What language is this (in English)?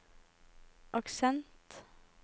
Norwegian